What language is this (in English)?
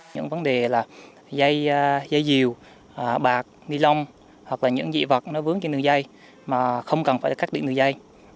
Vietnamese